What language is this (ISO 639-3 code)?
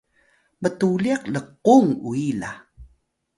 tay